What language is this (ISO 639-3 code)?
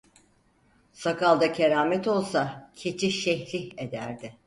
tur